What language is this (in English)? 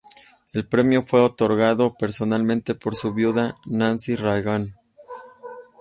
Spanish